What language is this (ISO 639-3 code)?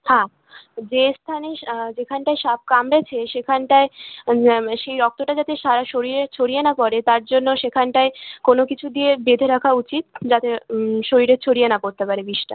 ben